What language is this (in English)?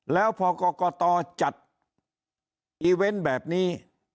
Thai